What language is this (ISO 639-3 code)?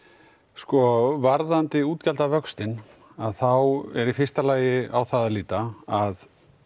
isl